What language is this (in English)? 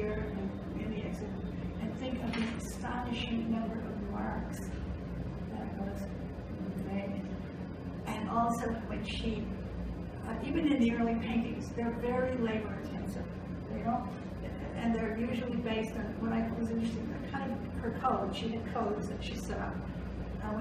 English